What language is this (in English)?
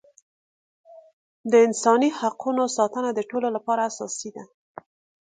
Pashto